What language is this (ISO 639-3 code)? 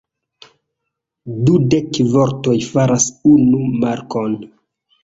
epo